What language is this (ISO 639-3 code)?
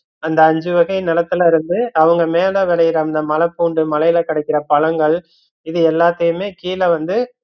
tam